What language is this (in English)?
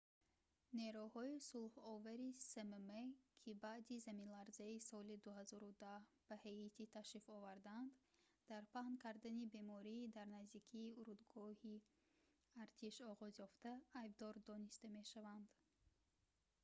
Tajik